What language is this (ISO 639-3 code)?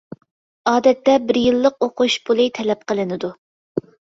uig